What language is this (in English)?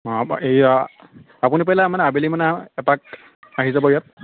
Assamese